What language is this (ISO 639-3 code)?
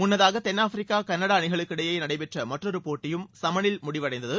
tam